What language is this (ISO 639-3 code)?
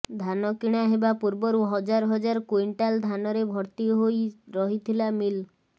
ori